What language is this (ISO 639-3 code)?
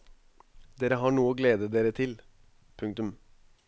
nor